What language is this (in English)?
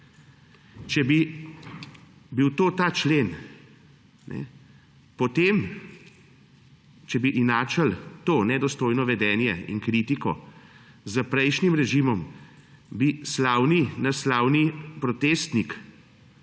Slovenian